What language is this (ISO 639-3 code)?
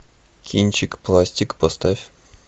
rus